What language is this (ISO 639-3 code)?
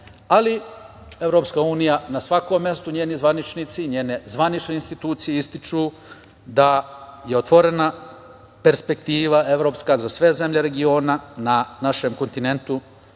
srp